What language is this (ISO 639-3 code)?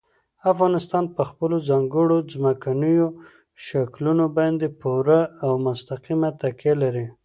pus